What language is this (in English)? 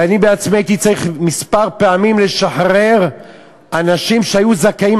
Hebrew